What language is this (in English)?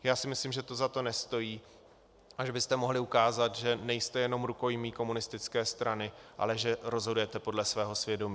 Czech